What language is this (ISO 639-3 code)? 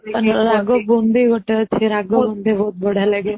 ori